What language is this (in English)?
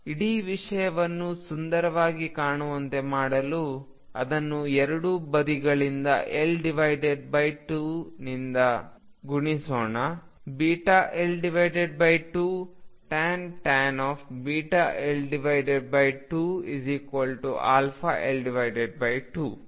Kannada